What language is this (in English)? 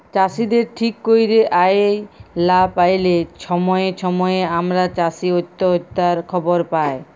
Bangla